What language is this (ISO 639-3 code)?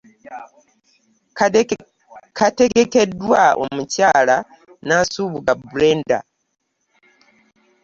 lug